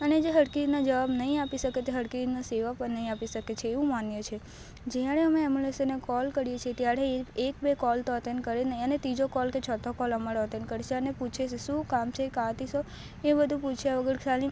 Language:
Gujarati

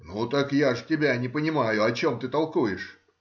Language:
Russian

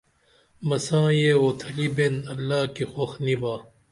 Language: Dameli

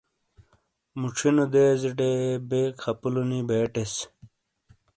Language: Shina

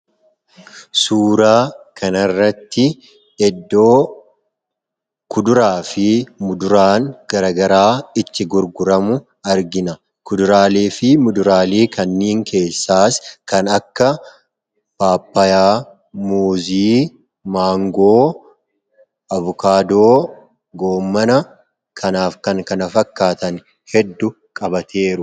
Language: Oromo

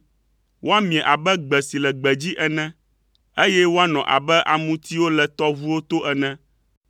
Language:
Ewe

